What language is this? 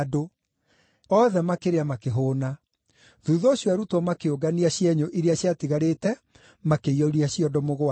Kikuyu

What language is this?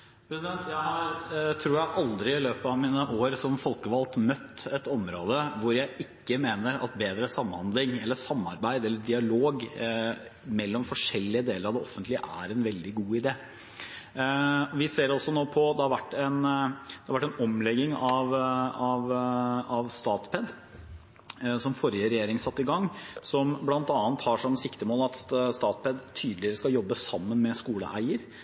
Norwegian Bokmål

